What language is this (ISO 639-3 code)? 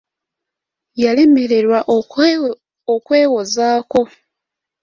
lug